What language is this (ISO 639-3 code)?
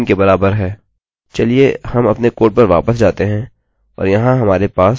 hin